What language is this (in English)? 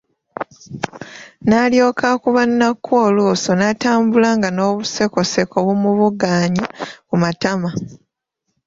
Ganda